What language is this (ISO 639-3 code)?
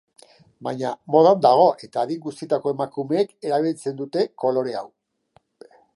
eus